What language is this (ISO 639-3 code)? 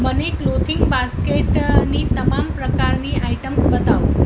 guj